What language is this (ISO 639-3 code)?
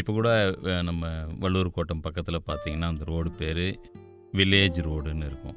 tam